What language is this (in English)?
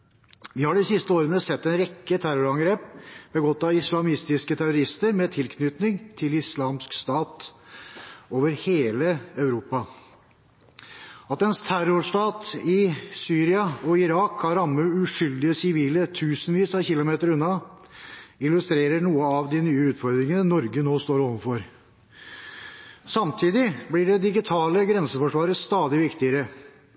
Norwegian Bokmål